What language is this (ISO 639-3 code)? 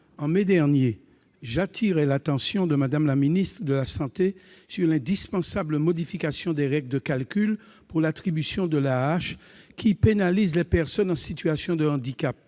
fra